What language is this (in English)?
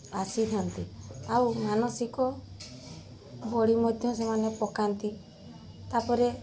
Odia